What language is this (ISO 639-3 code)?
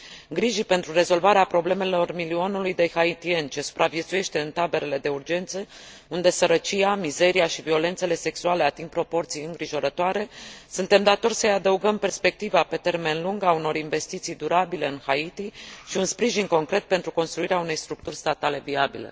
ron